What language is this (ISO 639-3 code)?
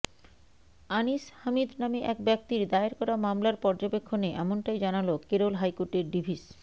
ben